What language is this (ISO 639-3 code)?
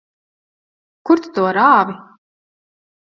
lav